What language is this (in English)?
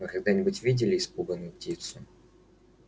Russian